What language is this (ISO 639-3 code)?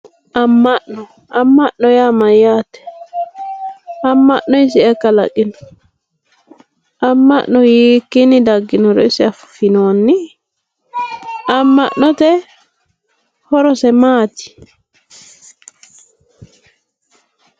sid